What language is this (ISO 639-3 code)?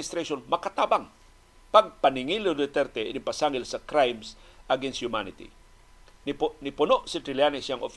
fil